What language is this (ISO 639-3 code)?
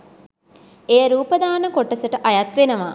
sin